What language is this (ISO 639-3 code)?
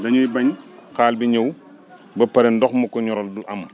wol